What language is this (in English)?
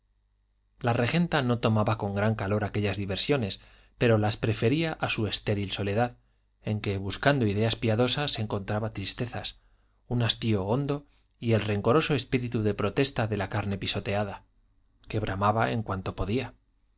Spanish